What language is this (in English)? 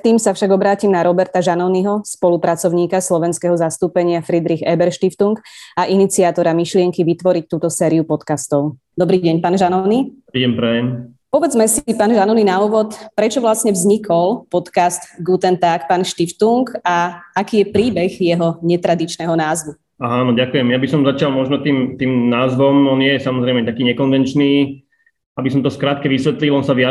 Slovak